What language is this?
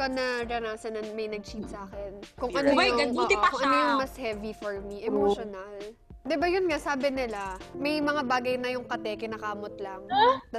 Filipino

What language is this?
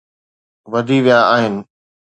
Sindhi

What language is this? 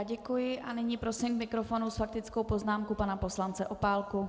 Czech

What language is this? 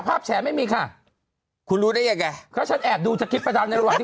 Thai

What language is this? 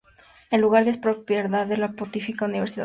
Spanish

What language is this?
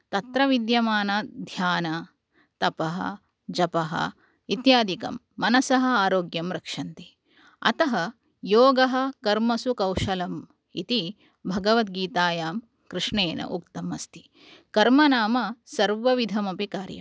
Sanskrit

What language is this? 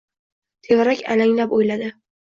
Uzbek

